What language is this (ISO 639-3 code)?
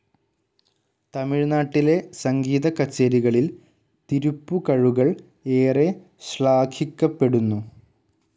mal